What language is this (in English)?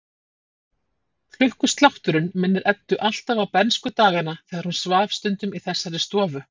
Icelandic